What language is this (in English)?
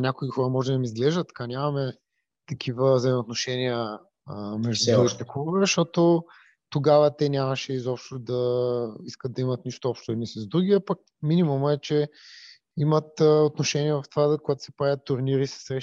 Bulgarian